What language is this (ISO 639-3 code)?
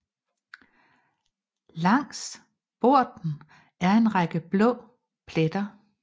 dan